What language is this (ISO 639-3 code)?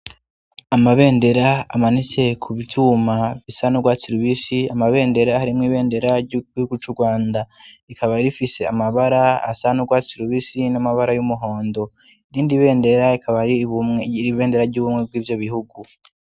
run